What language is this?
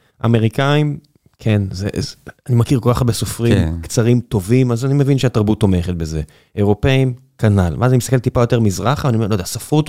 Hebrew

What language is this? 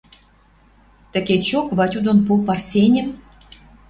Western Mari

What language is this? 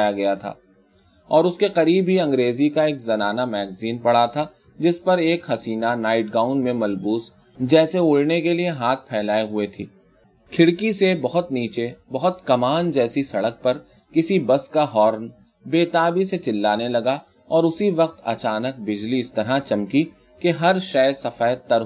Urdu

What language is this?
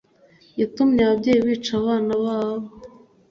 Kinyarwanda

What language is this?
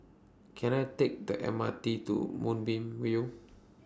English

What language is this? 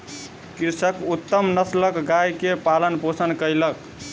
Maithili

